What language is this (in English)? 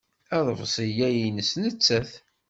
Kabyle